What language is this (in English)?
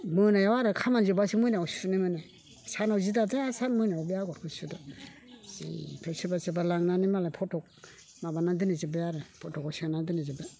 Bodo